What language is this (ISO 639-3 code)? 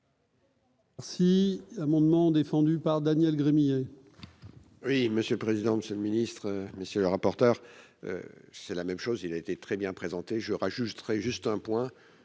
fra